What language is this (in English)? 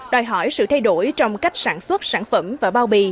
Vietnamese